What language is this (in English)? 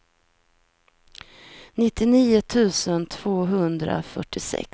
Swedish